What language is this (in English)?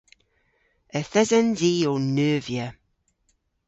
Cornish